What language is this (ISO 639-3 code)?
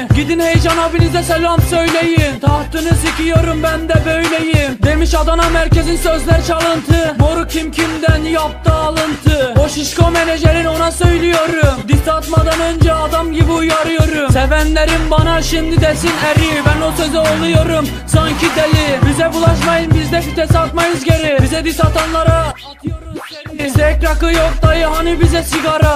tur